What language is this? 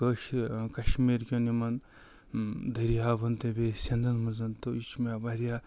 Kashmiri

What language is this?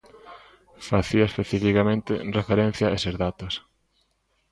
Galician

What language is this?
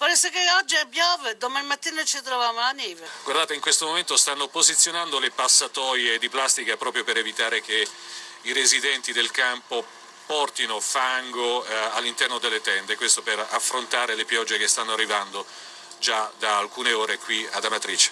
Italian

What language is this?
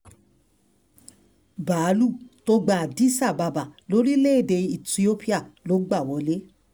Yoruba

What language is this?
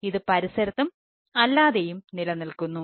Malayalam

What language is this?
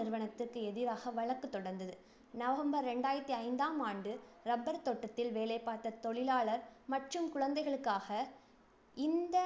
Tamil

